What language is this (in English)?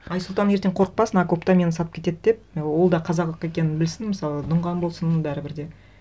Kazakh